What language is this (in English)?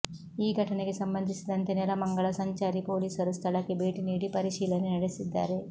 Kannada